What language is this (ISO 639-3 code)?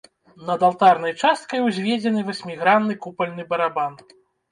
bel